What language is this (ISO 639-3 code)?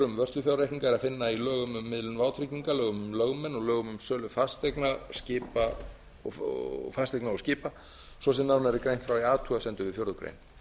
isl